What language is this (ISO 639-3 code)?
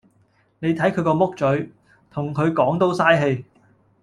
yue